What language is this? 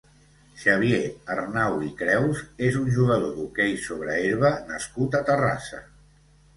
Catalan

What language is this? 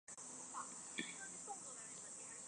Chinese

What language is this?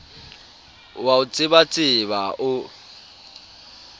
Southern Sotho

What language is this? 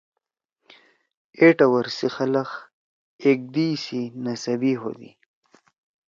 Torwali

